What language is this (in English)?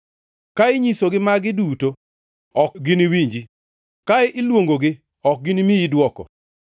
Luo (Kenya and Tanzania)